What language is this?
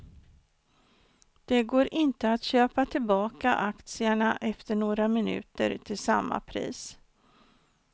Swedish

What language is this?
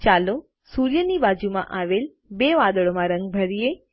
Gujarati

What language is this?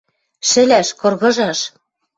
Western Mari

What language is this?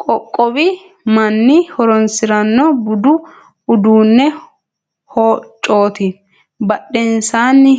Sidamo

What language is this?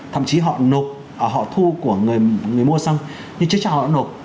Vietnamese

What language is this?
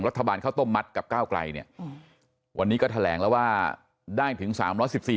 Thai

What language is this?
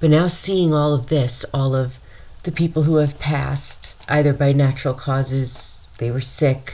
English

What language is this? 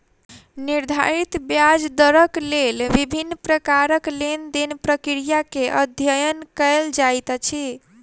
Maithili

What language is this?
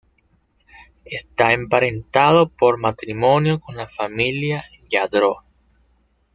Spanish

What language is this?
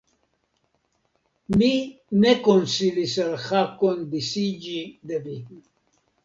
Esperanto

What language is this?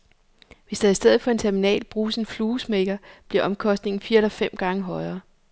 Danish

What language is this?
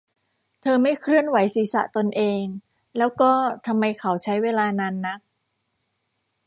Thai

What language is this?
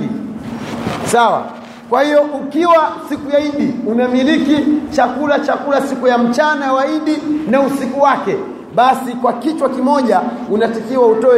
Swahili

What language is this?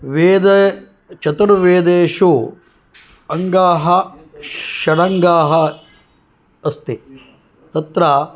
Sanskrit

